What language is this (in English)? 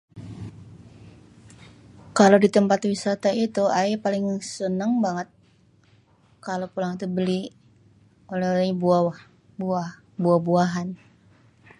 Betawi